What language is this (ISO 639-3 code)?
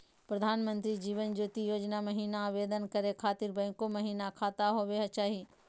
mag